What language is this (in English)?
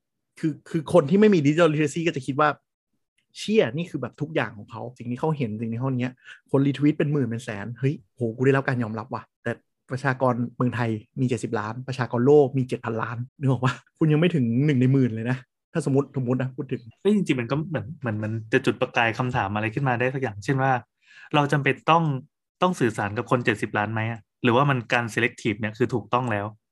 Thai